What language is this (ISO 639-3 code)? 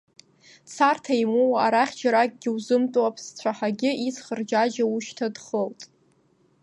abk